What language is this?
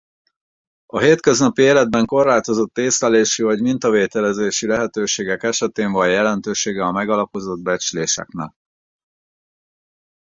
Hungarian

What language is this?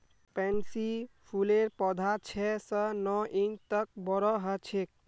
Magahi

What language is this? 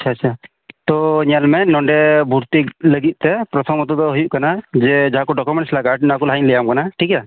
Santali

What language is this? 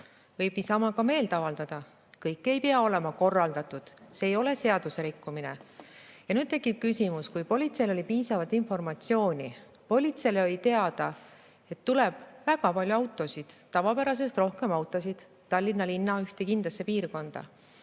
Estonian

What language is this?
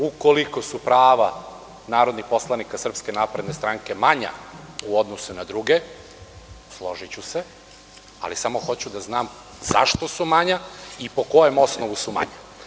Serbian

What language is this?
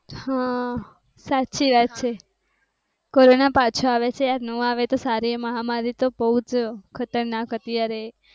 Gujarati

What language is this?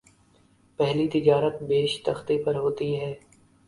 Urdu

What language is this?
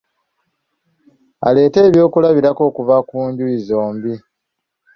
Ganda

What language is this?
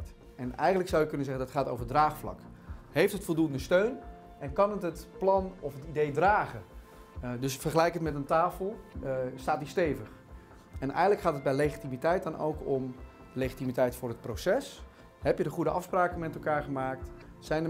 Dutch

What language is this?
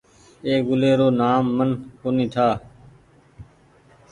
Goaria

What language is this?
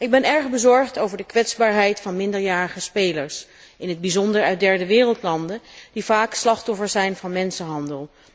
Dutch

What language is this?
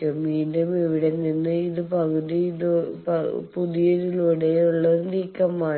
Malayalam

